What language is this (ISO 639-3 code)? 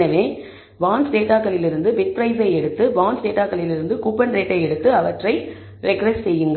tam